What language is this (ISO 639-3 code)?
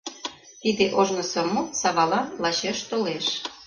chm